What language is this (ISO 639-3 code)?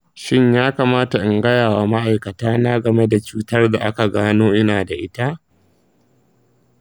hau